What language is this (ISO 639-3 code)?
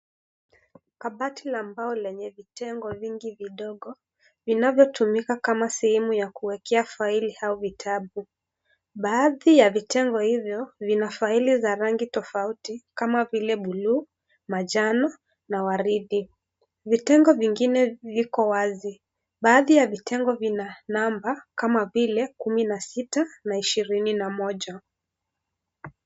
swa